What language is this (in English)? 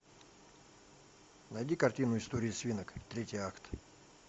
Russian